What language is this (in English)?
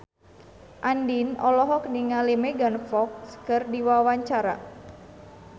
Sundanese